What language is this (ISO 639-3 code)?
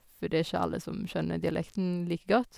nor